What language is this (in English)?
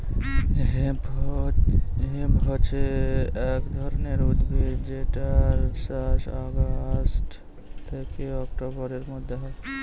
Bangla